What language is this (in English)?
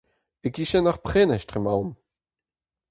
Breton